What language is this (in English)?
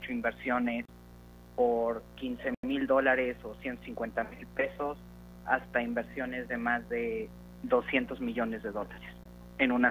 Spanish